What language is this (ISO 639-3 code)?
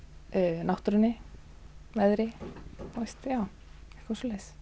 isl